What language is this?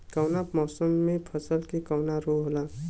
Bhojpuri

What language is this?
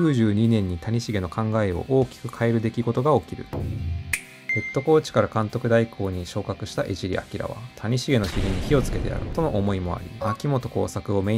Japanese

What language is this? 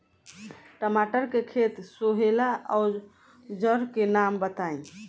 Bhojpuri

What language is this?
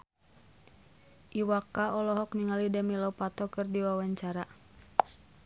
Sundanese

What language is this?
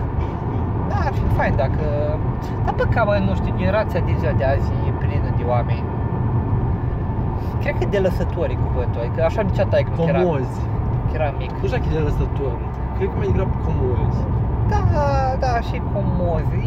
Romanian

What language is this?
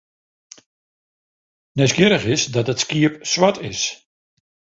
Western Frisian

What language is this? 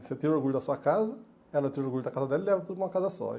Portuguese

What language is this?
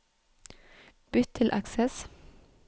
Norwegian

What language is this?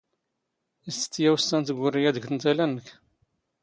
Standard Moroccan Tamazight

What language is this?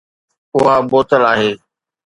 Sindhi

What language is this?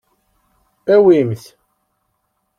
Kabyle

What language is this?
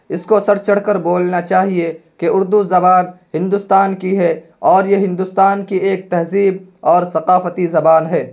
Urdu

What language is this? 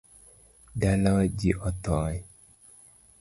Luo (Kenya and Tanzania)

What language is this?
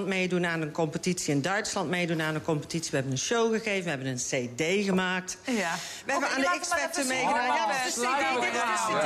Dutch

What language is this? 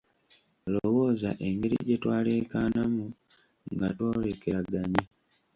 Ganda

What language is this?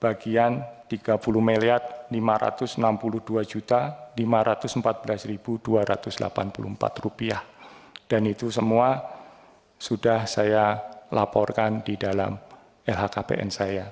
Indonesian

